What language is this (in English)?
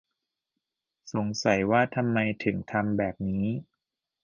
Thai